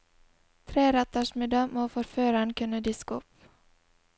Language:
Norwegian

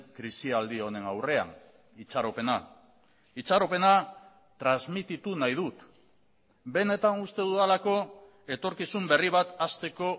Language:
Basque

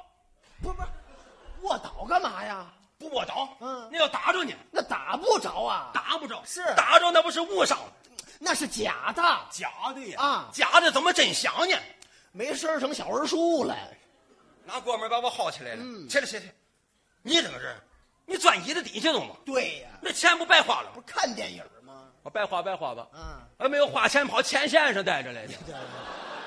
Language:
Chinese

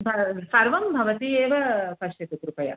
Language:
Sanskrit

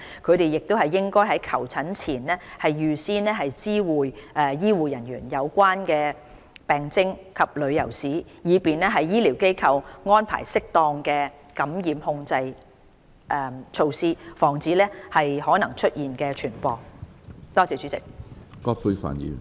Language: Cantonese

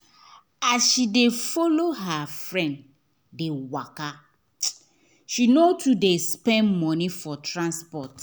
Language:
Nigerian Pidgin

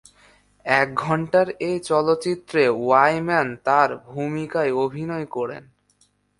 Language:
Bangla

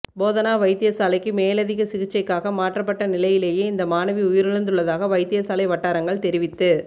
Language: Tamil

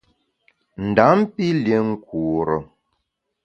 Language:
Bamun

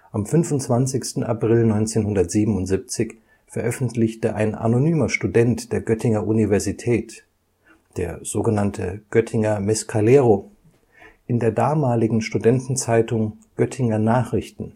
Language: German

